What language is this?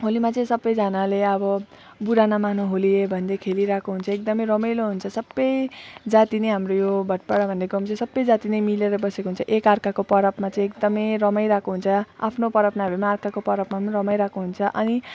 Nepali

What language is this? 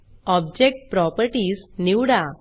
Marathi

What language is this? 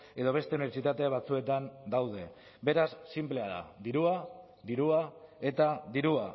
Basque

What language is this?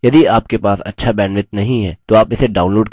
Hindi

